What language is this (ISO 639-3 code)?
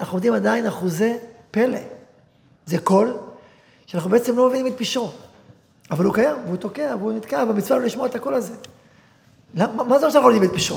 heb